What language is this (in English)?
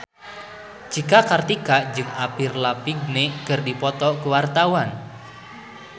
Sundanese